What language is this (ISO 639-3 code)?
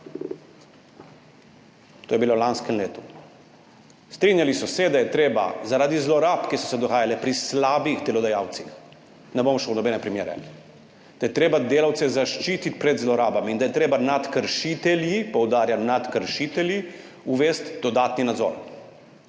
slv